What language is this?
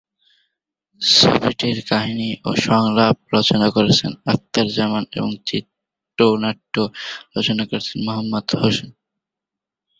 Bangla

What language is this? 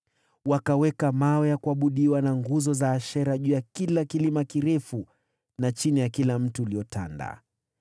Swahili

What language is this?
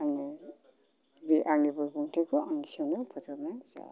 Bodo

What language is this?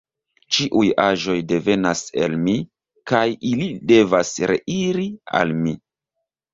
Esperanto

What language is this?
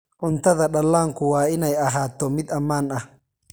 Somali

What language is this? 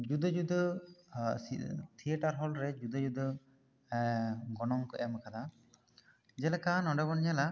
Santali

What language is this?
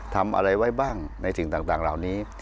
Thai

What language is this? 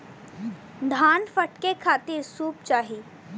Bhojpuri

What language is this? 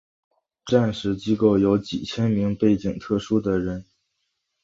Chinese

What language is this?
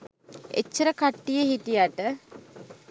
Sinhala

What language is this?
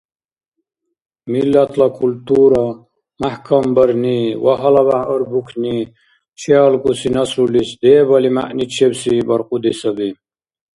Dargwa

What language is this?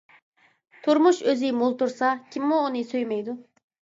Uyghur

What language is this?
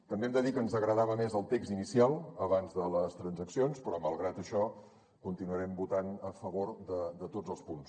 Catalan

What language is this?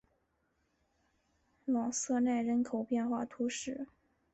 Chinese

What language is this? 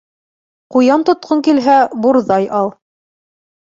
Bashkir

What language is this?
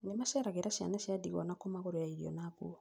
Kikuyu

